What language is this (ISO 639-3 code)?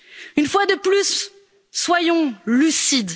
fra